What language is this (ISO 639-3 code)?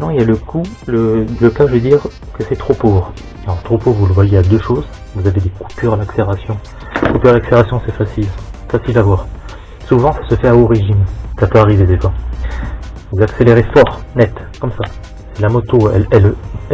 fra